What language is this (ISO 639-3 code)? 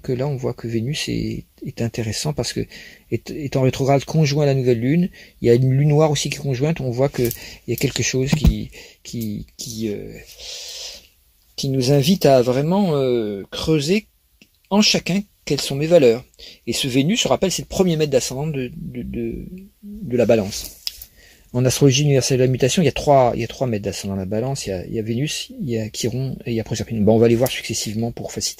fra